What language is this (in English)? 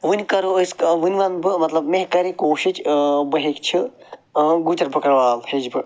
Kashmiri